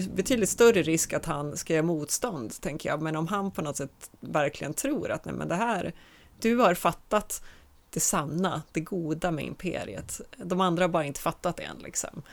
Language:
Swedish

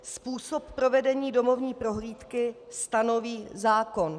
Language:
Czech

